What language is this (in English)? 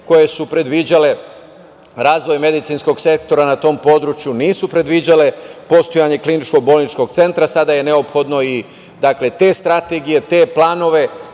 Serbian